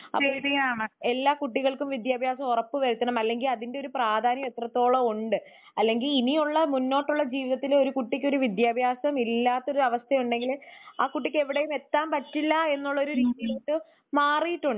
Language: Malayalam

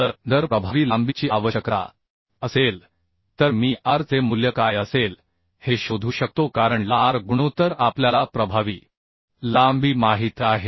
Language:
Marathi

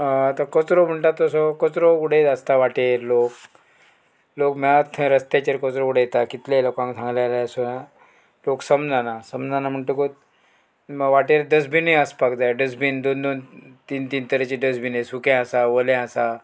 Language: Konkani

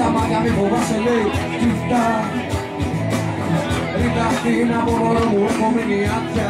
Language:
Greek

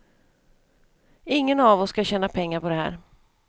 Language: Swedish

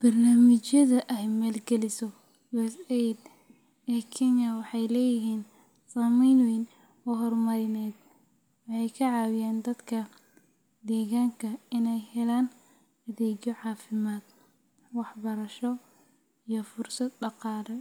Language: Somali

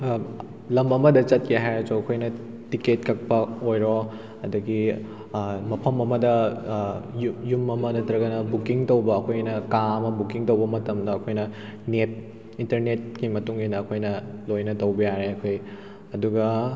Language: Manipuri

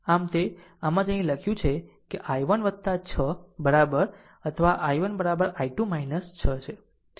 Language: Gujarati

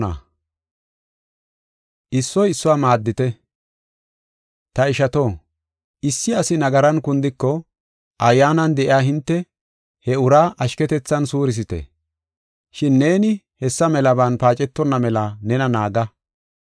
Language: Gofa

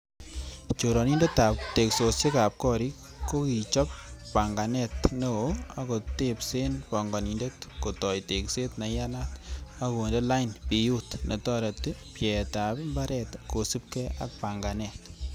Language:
Kalenjin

